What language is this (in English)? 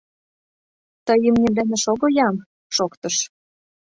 Mari